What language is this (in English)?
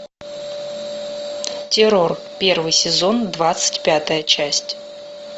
Russian